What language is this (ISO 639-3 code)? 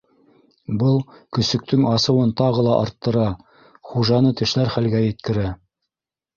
bak